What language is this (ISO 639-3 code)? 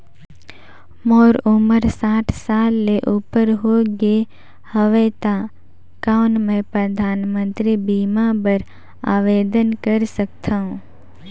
hne